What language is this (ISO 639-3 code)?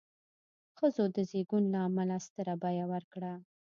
pus